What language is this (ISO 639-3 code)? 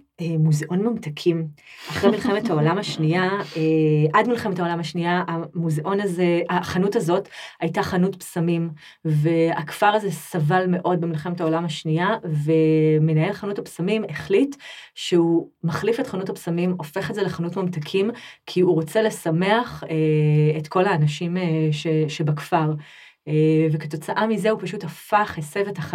heb